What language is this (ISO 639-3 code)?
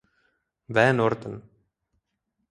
ces